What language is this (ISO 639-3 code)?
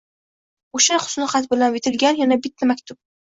uzb